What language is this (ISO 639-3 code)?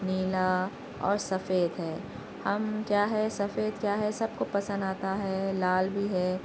urd